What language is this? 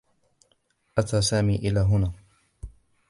Arabic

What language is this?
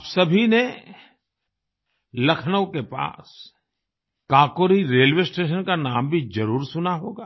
Hindi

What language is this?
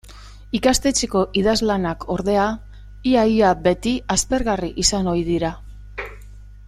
Basque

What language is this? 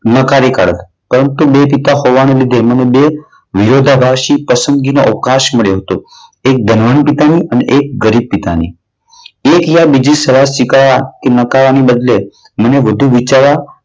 Gujarati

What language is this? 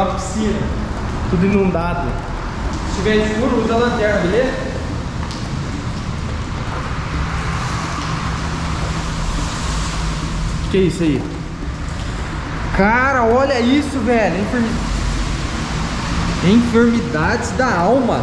Portuguese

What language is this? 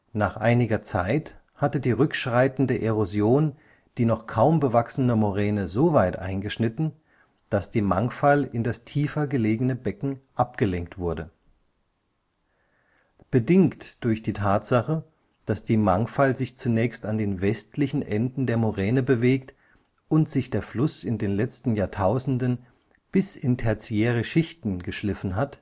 German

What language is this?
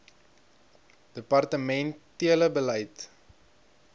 Afrikaans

